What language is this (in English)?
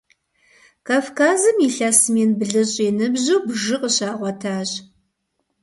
Kabardian